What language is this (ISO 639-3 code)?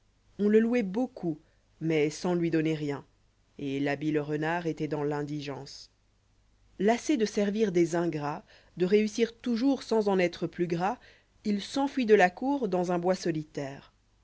fra